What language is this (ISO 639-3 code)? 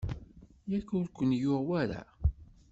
kab